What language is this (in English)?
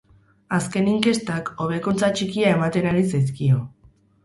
Basque